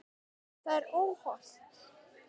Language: Icelandic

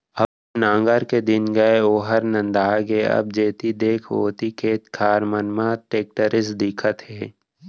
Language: Chhattisgarhi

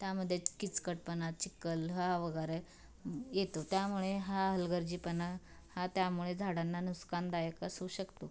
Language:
Marathi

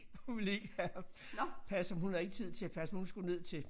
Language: Danish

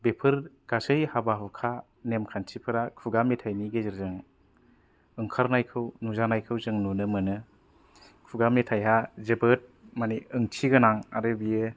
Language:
Bodo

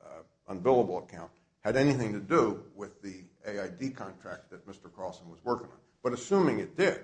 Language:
English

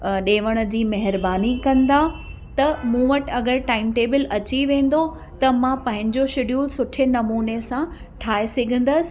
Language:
Sindhi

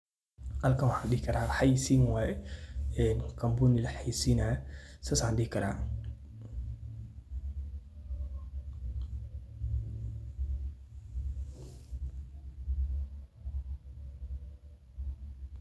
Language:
Somali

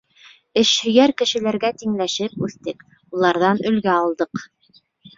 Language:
Bashkir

